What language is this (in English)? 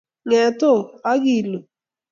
Kalenjin